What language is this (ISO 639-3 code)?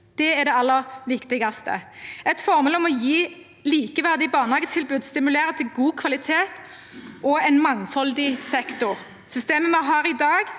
nor